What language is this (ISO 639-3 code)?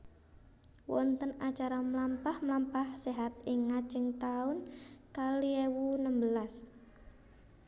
jav